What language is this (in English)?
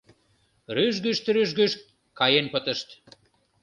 Mari